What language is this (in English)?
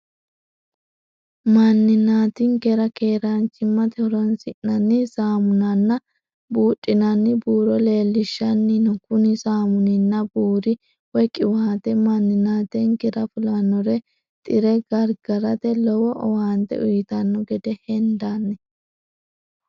Sidamo